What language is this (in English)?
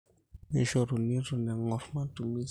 Masai